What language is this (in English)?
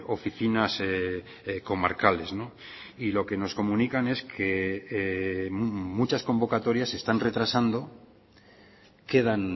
Spanish